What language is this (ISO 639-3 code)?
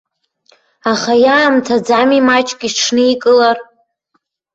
abk